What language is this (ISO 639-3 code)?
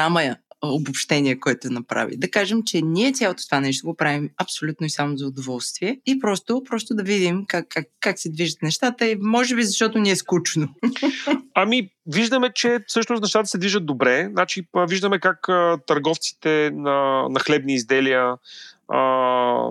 bul